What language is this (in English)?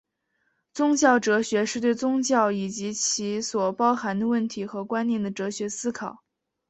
Chinese